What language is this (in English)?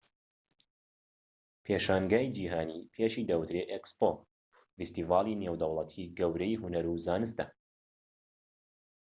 Central Kurdish